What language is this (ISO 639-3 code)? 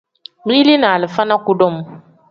kdh